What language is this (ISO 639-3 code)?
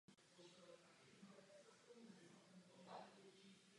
ces